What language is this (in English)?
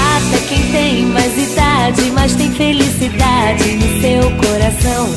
Indonesian